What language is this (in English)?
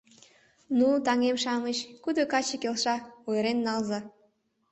Mari